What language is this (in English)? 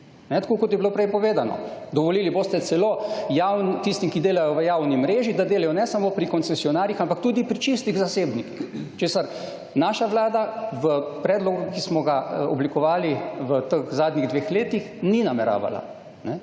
Slovenian